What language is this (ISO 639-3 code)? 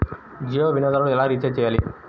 tel